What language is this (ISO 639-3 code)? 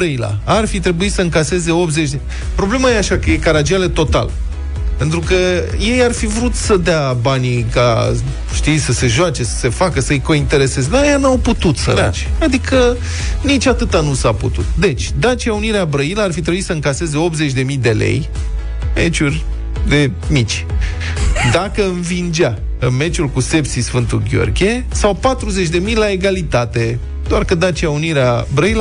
ron